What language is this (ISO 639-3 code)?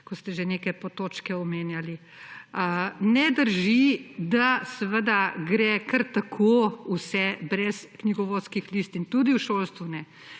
slv